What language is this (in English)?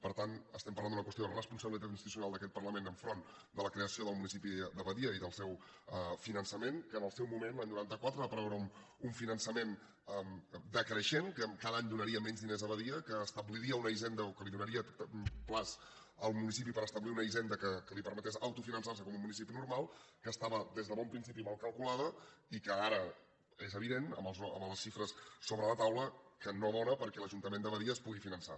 Catalan